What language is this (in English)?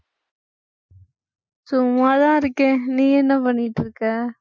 Tamil